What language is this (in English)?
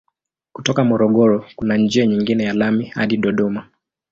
Swahili